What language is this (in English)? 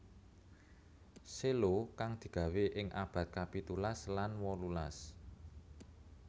Javanese